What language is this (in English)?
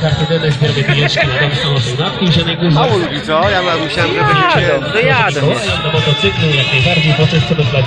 Polish